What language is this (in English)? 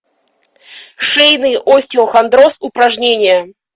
Russian